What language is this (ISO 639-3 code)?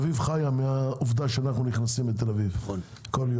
heb